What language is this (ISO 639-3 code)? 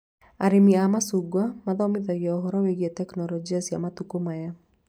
kik